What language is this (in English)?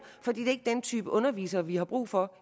Danish